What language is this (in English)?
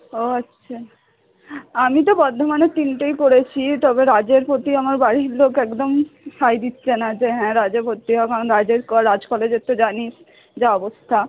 Bangla